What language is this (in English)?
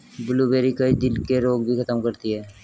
Hindi